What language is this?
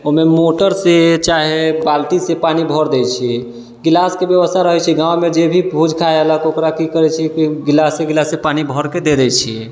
Maithili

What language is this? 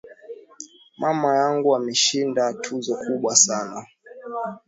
Swahili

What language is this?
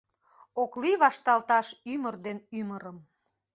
Mari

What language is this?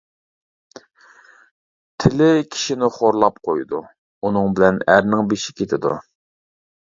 Uyghur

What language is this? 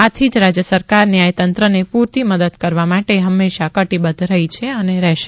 Gujarati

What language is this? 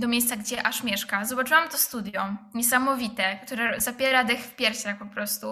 Polish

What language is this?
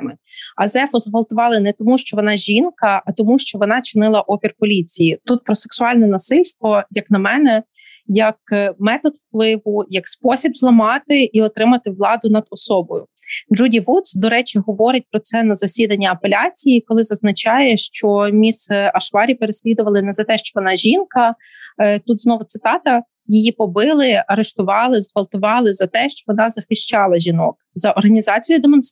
Ukrainian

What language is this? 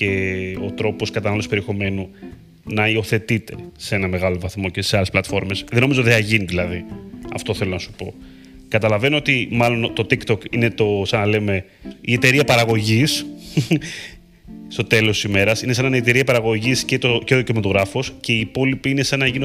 Greek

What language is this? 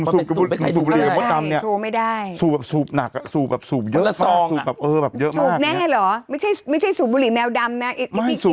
Thai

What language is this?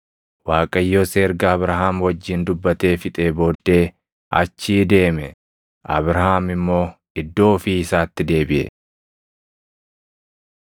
Oromo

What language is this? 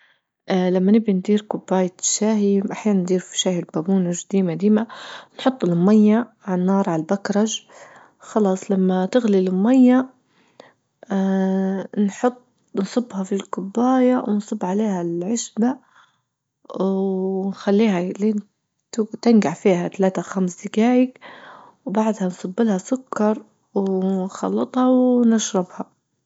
Libyan Arabic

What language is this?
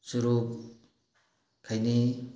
Manipuri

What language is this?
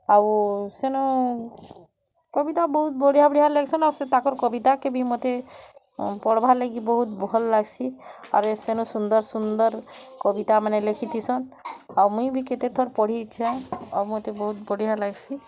Odia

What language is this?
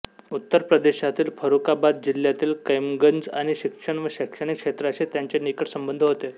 Marathi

